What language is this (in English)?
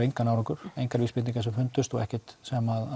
Icelandic